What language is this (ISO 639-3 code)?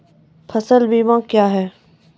mai